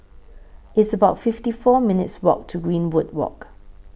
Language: English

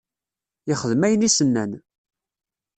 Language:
Kabyle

